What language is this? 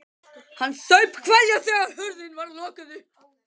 Icelandic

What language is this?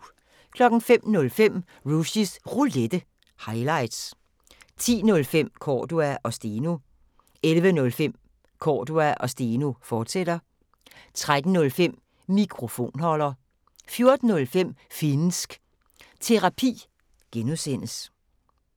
Danish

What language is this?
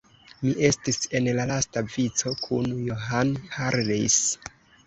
Esperanto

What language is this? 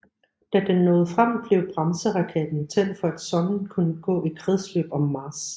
Danish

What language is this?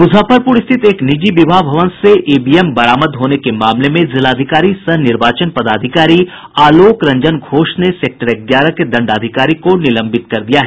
Hindi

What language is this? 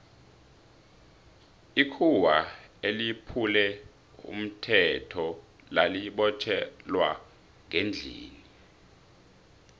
South Ndebele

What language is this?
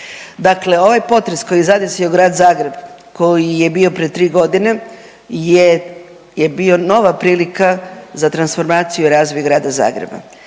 Croatian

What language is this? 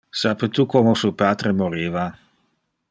Interlingua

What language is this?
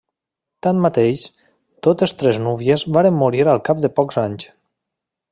Catalan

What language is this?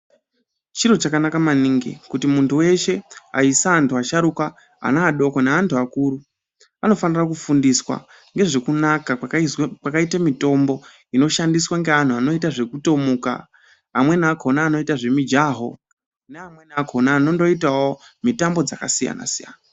Ndau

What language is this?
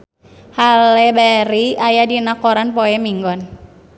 Sundanese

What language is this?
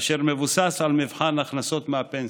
Hebrew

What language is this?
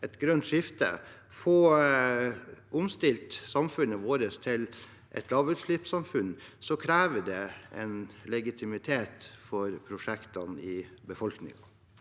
Norwegian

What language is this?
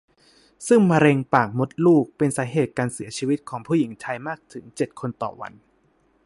Thai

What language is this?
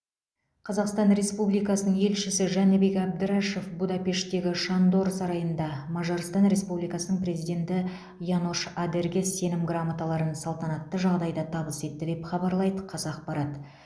Kazakh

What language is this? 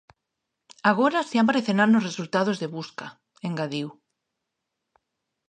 Galician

